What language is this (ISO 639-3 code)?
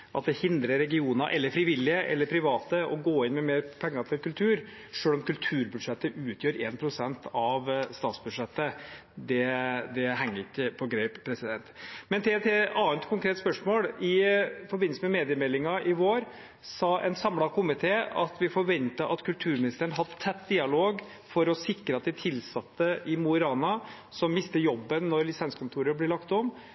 nob